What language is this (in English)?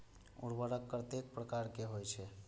Maithili